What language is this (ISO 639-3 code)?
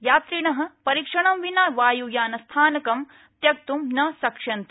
san